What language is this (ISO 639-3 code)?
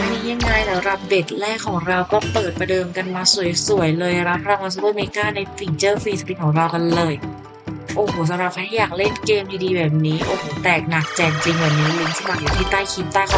tha